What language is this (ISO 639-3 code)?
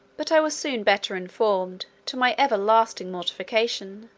eng